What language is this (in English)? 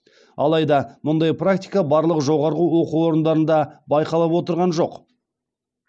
Kazakh